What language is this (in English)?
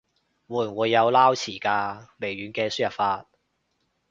Cantonese